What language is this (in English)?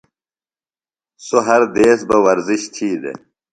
Phalura